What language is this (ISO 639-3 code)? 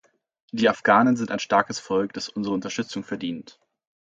deu